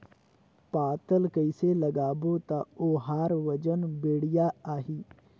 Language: Chhattisgarhi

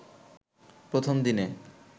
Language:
Bangla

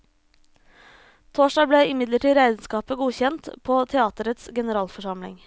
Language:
Norwegian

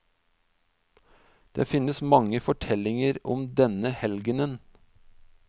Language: Norwegian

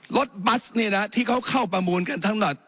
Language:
Thai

